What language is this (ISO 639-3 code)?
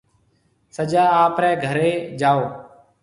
mve